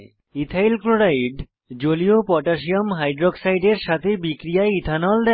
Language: Bangla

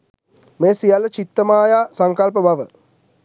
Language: Sinhala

